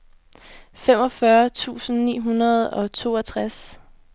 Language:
Danish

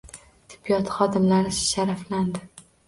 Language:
Uzbek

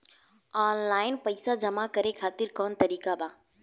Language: Bhojpuri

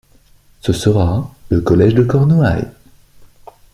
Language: French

